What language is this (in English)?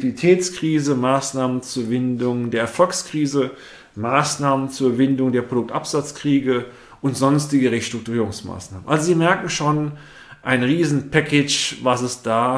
German